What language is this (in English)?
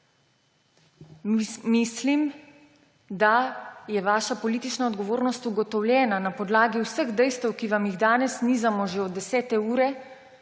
Slovenian